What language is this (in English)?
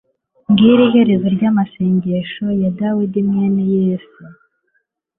Kinyarwanda